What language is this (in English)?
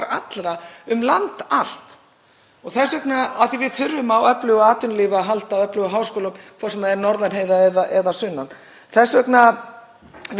Icelandic